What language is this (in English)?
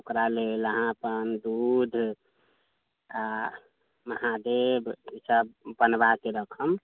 Maithili